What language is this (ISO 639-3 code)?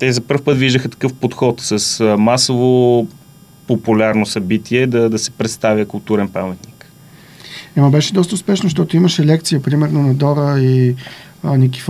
bul